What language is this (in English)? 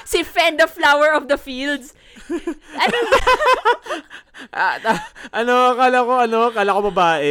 Filipino